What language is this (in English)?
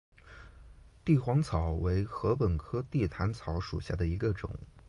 Chinese